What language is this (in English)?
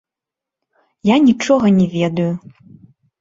Belarusian